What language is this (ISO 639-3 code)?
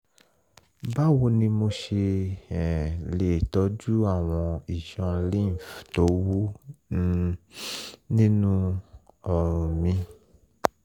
yor